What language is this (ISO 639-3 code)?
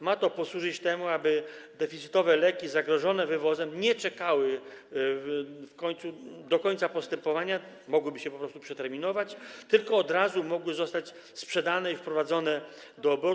pol